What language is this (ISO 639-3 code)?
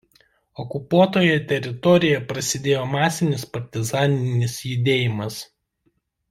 lit